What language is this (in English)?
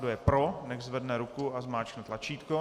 Czech